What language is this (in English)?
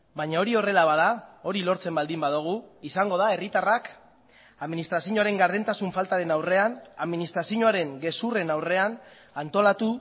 Basque